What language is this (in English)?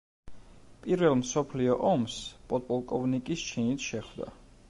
Georgian